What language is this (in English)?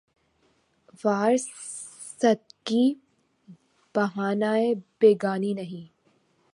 Urdu